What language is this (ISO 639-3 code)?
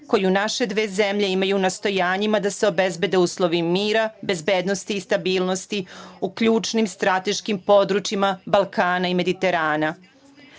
srp